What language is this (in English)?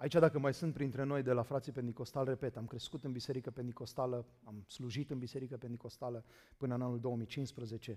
Romanian